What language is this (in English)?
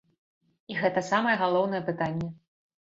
Belarusian